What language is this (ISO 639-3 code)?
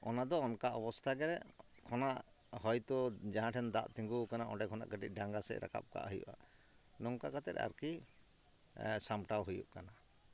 sat